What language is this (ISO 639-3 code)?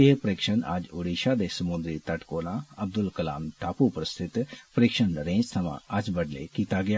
doi